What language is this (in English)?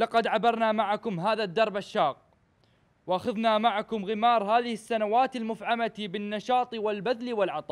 Arabic